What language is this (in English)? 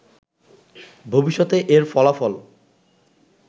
Bangla